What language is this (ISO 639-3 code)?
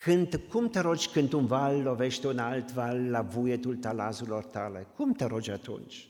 ron